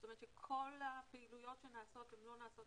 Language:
Hebrew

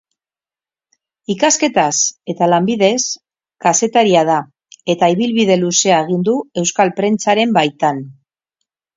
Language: Basque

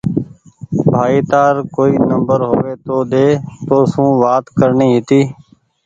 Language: Goaria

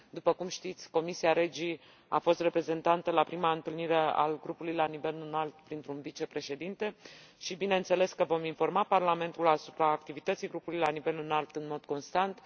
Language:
Romanian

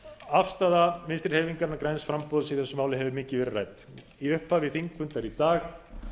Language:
Icelandic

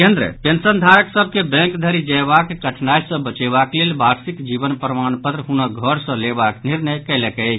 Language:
Maithili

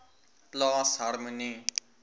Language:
Afrikaans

